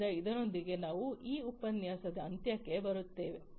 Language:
Kannada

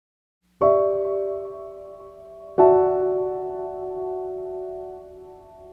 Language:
Korean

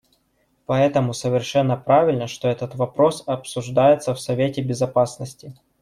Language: Russian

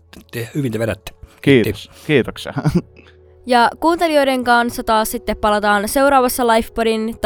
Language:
Finnish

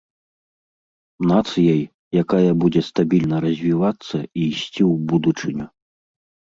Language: Belarusian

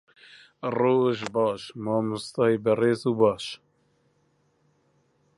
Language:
Central Kurdish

